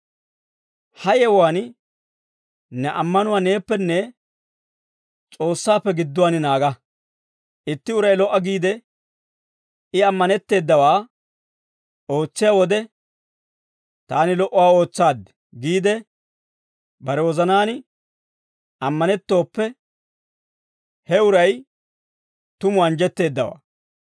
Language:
Dawro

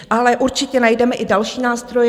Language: Czech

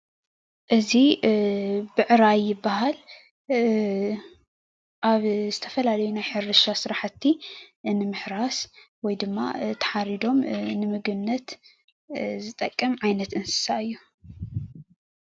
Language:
Tigrinya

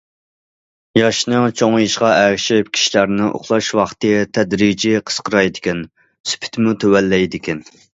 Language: Uyghur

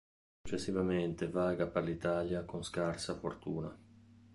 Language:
Italian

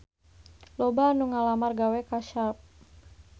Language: Sundanese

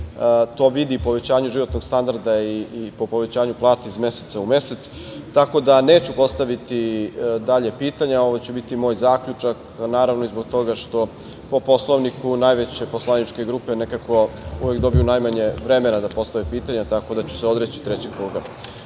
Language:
Serbian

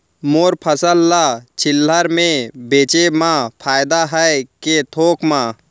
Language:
Chhattisgarhi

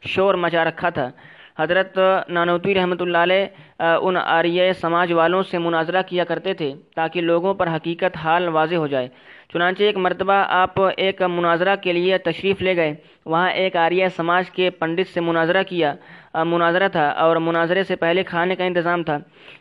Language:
Urdu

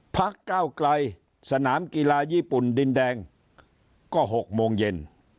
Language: Thai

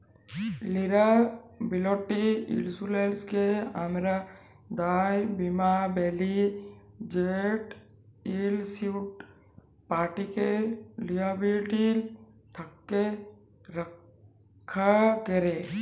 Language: Bangla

